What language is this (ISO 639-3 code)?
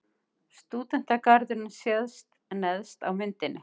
isl